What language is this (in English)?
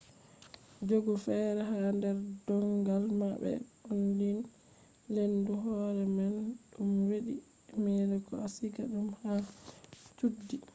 Fula